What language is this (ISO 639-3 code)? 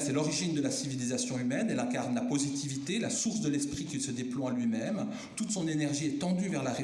fra